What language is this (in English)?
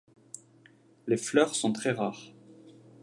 French